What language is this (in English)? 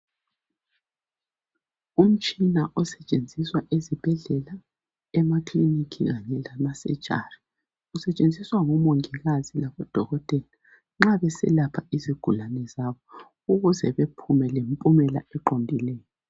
North Ndebele